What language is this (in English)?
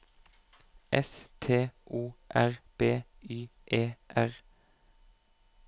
Norwegian